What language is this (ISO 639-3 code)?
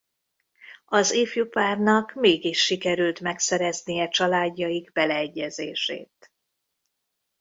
hun